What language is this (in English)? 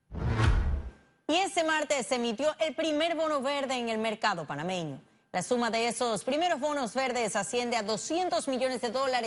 Spanish